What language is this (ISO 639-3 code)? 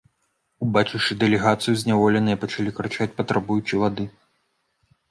bel